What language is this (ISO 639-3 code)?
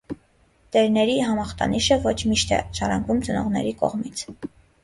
hye